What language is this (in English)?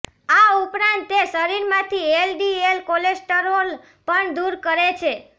Gujarati